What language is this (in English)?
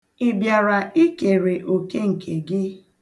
Igbo